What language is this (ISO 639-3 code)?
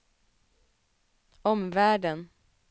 swe